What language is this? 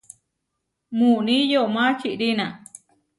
Huarijio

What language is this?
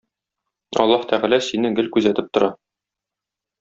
Tatar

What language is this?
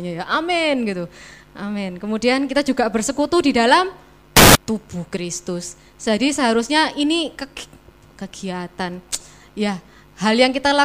Indonesian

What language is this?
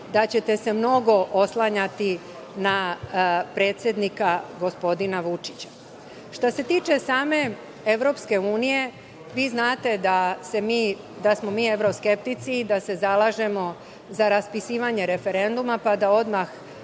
Serbian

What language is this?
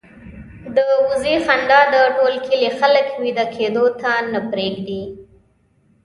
Pashto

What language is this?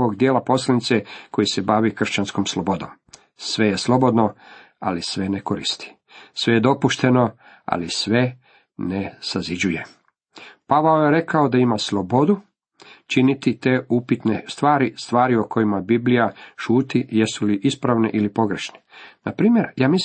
Croatian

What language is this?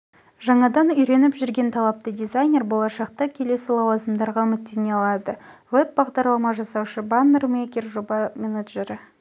Kazakh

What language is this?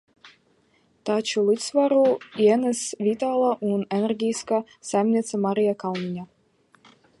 Latvian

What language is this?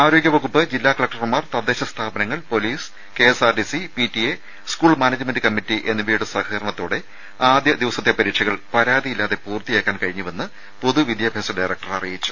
Malayalam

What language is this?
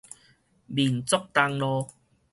Min Nan Chinese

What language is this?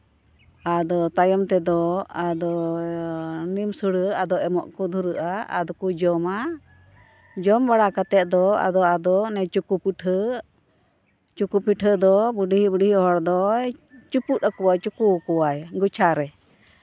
Santali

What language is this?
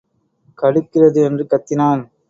Tamil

